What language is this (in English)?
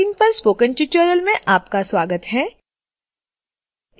Hindi